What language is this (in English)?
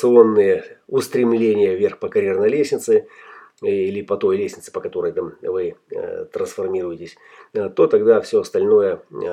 Russian